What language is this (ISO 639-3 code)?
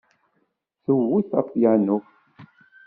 kab